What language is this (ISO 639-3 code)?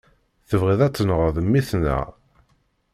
kab